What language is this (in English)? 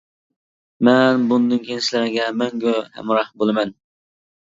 Uyghur